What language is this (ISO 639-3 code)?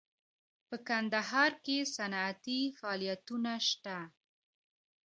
pus